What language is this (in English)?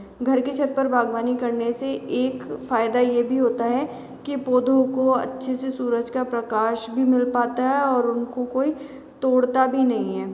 Hindi